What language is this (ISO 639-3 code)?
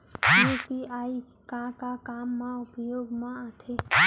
hne